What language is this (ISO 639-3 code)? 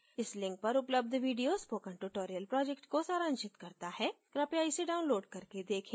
hin